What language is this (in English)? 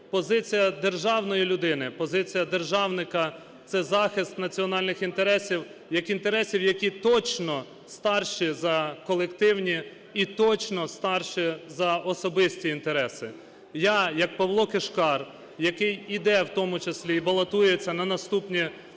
Ukrainian